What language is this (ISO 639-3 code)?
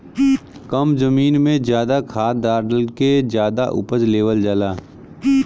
bho